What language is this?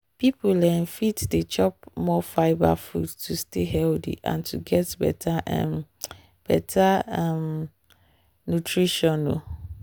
Nigerian Pidgin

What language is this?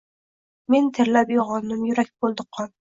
Uzbek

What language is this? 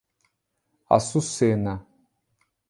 Portuguese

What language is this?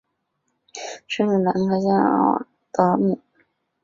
Chinese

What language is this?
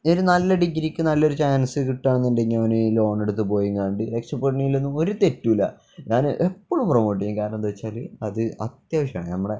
Malayalam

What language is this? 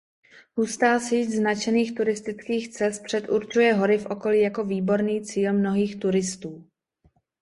Czech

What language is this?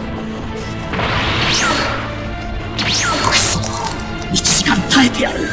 Japanese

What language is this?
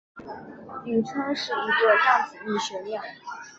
Chinese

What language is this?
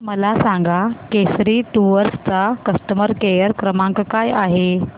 Marathi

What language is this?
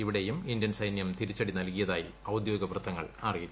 Malayalam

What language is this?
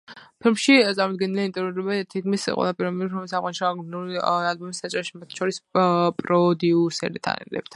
Georgian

